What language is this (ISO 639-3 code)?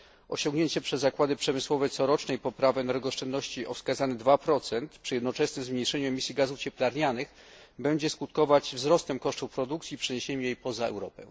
pol